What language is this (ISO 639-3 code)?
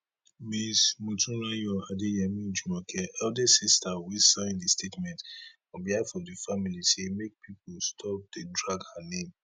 pcm